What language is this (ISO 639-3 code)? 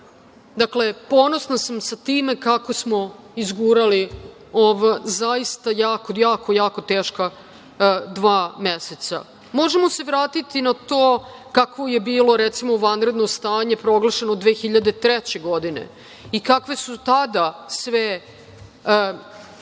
srp